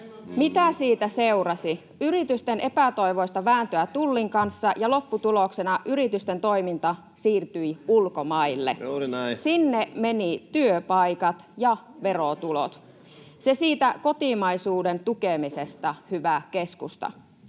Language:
Finnish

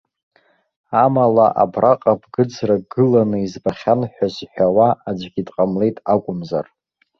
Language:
Abkhazian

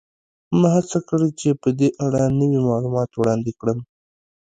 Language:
Pashto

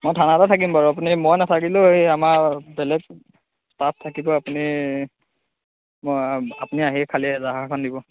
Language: Assamese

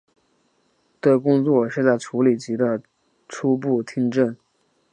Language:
Chinese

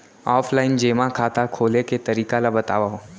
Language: Chhattisgarhi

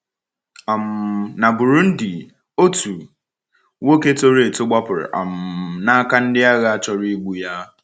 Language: Igbo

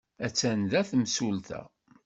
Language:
Kabyle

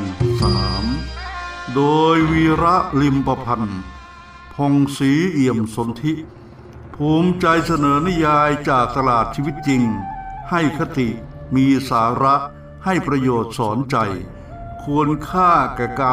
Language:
Thai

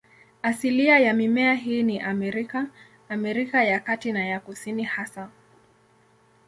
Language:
Swahili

